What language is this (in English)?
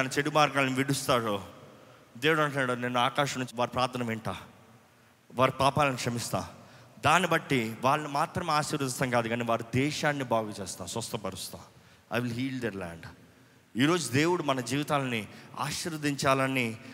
Telugu